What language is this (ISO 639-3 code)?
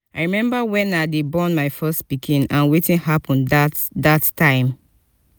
pcm